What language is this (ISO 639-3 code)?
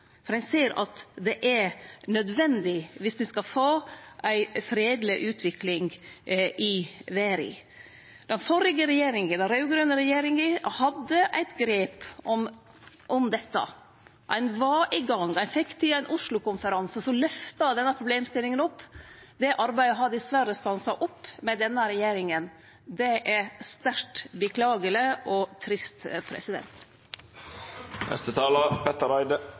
nno